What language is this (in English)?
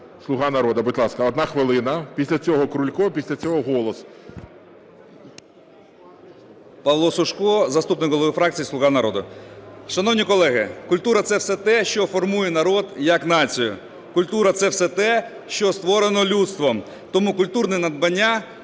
Ukrainian